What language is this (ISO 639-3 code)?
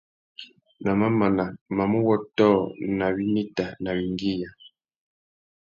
bag